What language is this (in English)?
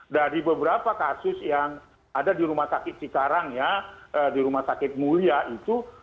Indonesian